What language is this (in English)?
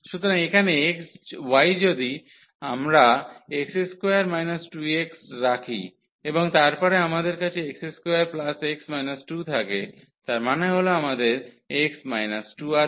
Bangla